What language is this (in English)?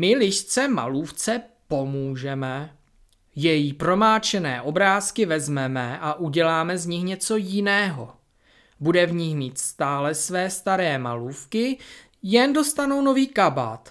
Czech